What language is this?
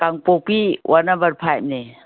Manipuri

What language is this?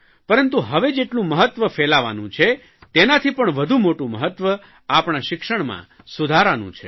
Gujarati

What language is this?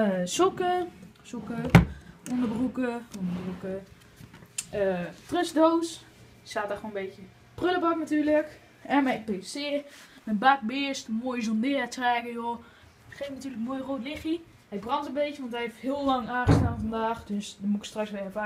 Dutch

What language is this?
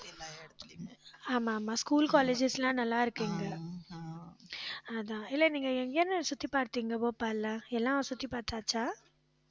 Tamil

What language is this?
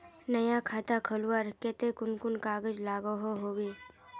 Magahi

